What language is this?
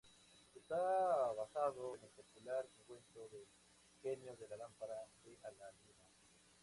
Spanish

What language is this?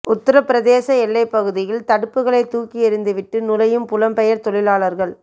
Tamil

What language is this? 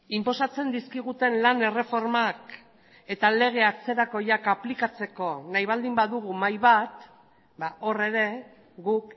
Basque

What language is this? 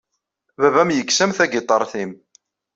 Kabyle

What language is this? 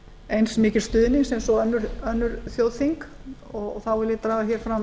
Icelandic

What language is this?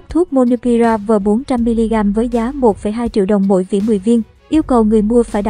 Vietnamese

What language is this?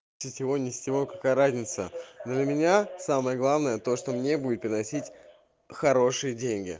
Russian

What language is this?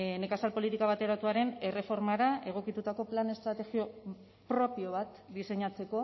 Basque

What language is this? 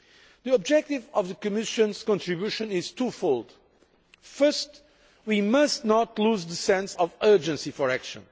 English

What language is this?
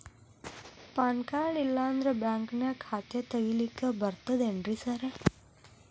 Kannada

